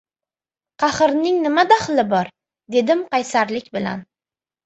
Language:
Uzbek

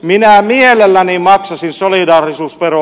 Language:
Finnish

